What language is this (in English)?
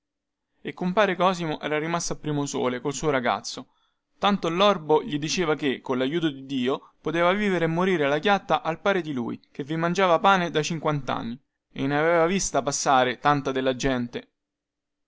Italian